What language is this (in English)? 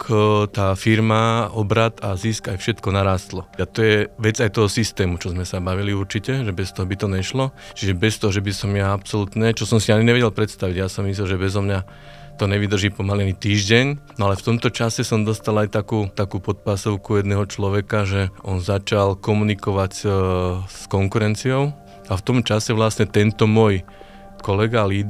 Slovak